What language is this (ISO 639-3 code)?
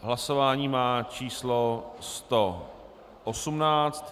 ces